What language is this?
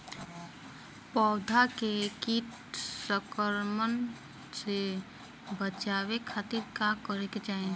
Bhojpuri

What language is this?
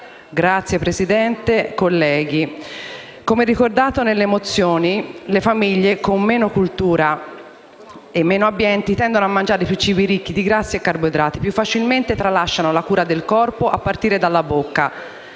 Italian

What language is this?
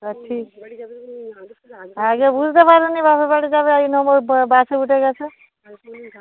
Bangla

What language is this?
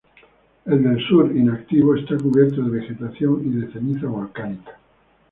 Spanish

